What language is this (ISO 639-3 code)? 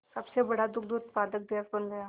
hin